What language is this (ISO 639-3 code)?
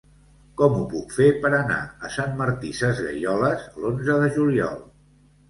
cat